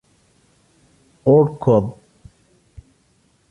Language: Arabic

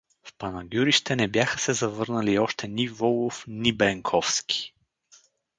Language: Bulgarian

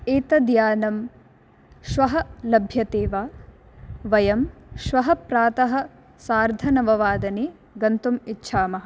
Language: Sanskrit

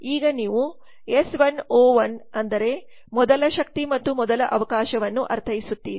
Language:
Kannada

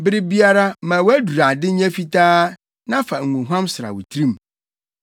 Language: Akan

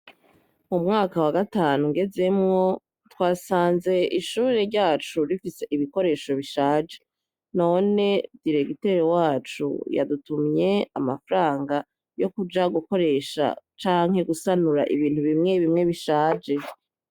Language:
Rundi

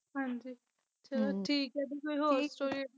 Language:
Punjabi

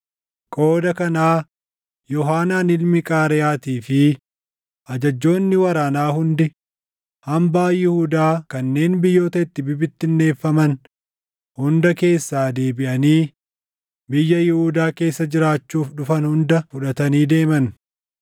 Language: Oromo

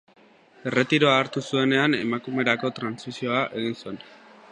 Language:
Basque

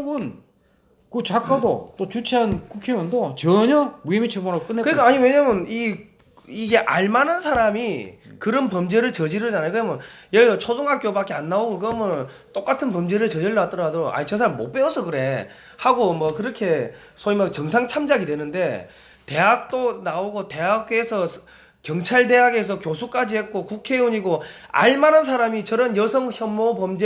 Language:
Korean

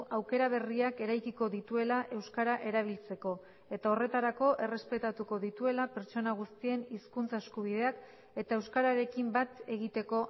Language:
Basque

